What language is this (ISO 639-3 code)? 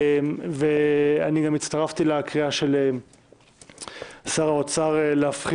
heb